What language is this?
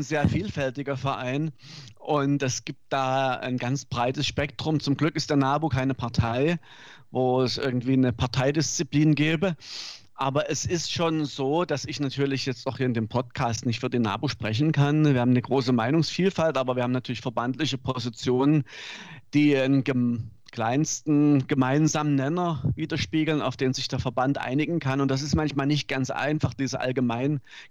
German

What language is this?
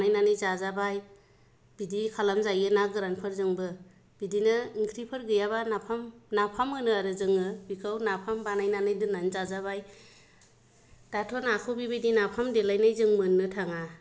Bodo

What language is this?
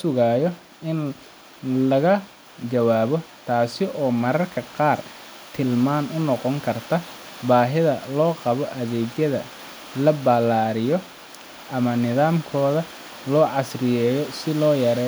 Somali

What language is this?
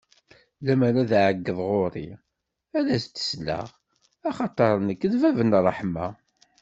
Kabyle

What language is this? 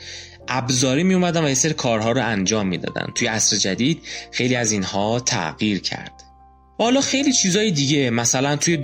Persian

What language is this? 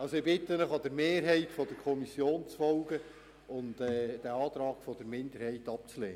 Swiss German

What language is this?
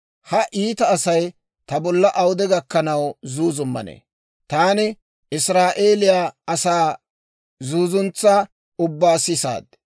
Dawro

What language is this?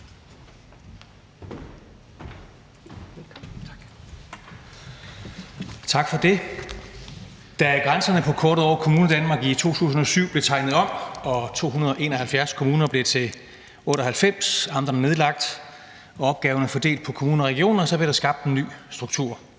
Danish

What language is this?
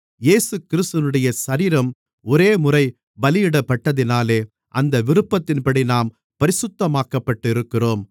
Tamil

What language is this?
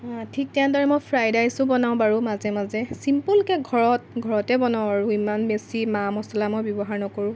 Assamese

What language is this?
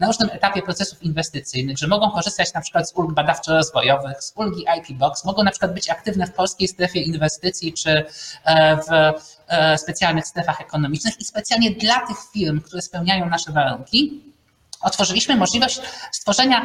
Polish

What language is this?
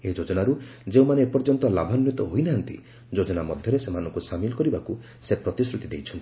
Odia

